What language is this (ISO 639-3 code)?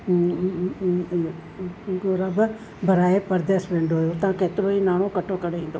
snd